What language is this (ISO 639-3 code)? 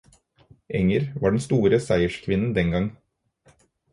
nob